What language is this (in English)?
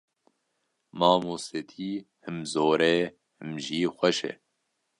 Kurdish